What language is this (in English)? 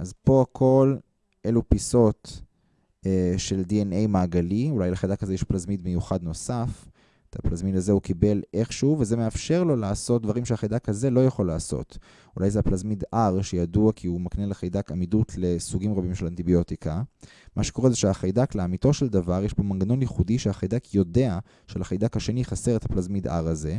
Hebrew